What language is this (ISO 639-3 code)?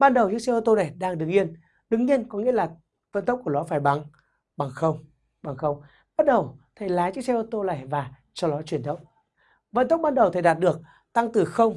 vie